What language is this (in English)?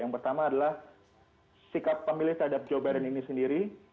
Indonesian